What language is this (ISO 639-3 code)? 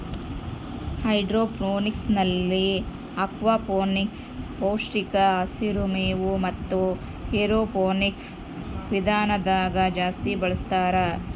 kan